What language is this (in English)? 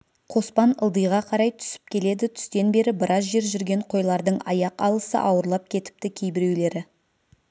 Kazakh